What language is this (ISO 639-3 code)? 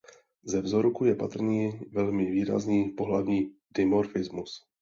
ces